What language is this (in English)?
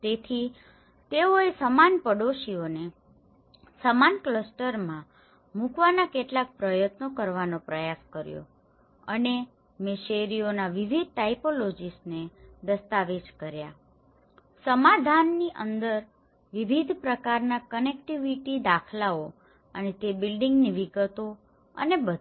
Gujarati